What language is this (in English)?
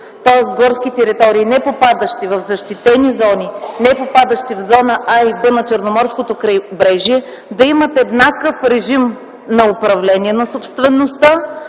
Bulgarian